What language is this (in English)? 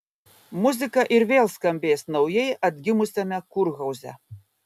Lithuanian